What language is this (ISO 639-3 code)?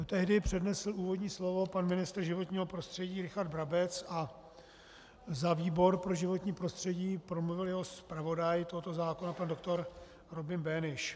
ces